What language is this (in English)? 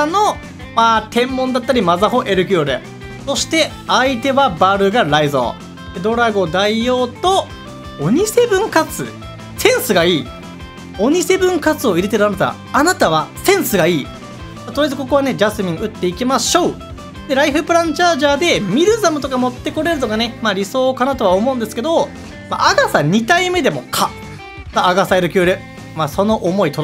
Japanese